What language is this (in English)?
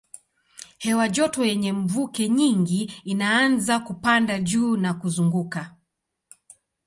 Swahili